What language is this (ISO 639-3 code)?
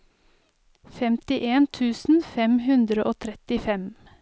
nor